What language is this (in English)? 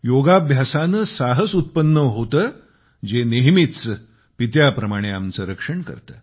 Marathi